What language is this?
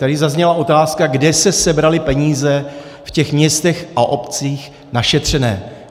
Czech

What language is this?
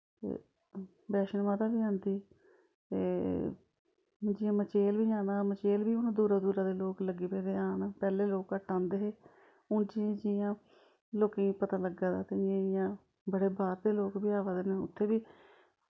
Dogri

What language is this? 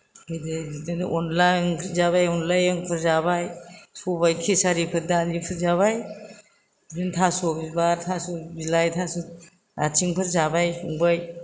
Bodo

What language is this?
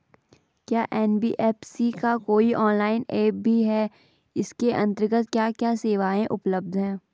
Hindi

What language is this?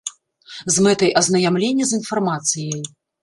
Belarusian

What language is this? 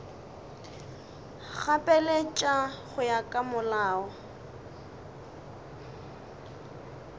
Northern Sotho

